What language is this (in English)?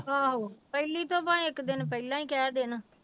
Punjabi